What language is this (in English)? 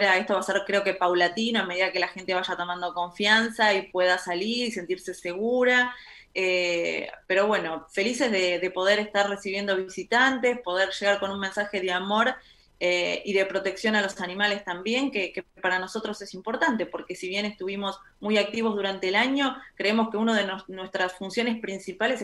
Spanish